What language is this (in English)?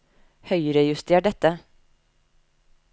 Norwegian